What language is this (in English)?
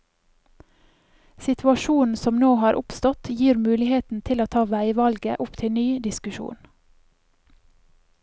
Norwegian